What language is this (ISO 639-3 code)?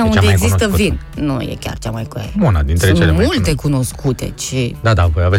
ron